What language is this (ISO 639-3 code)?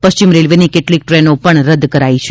guj